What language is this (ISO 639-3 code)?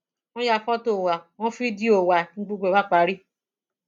yor